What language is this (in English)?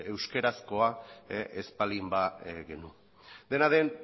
Basque